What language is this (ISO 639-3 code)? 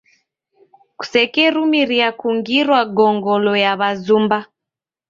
dav